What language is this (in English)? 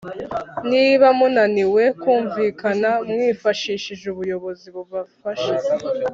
Kinyarwanda